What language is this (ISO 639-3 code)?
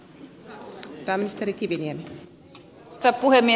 fin